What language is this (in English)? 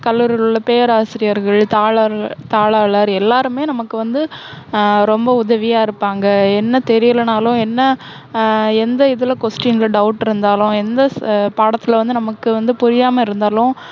Tamil